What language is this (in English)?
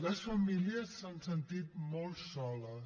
Catalan